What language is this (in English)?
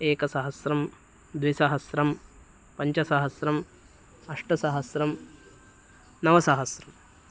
Sanskrit